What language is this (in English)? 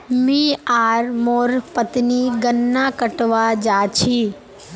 Magahi